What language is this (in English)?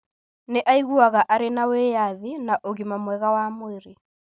Kikuyu